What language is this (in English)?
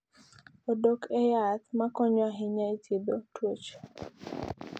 Luo (Kenya and Tanzania)